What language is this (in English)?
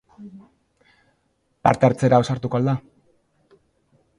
Basque